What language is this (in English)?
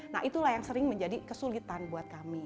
Indonesian